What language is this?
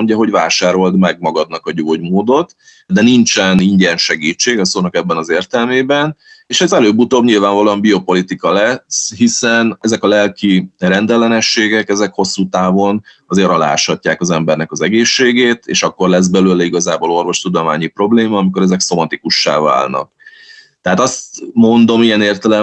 Hungarian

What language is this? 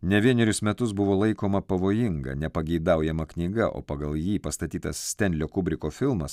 Lithuanian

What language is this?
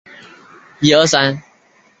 Chinese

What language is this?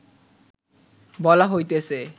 Bangla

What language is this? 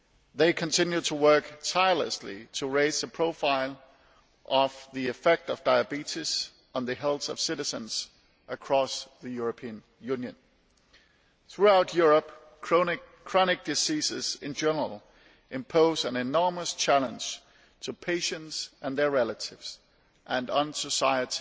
English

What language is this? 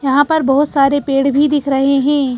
Hindi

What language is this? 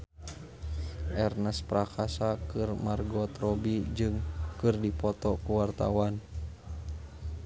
Sundanese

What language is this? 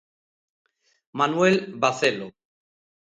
Galician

